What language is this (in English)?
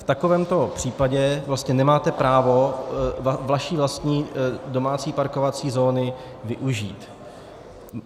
Czech